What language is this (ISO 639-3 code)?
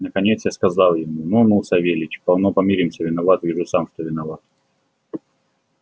rus